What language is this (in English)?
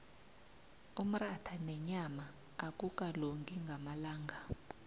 South Ndebele